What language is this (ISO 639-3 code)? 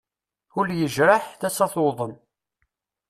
kab